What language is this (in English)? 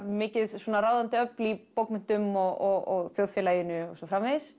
Icelandic